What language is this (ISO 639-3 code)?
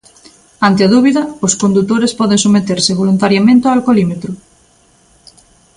glg